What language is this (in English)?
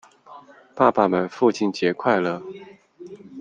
Chinese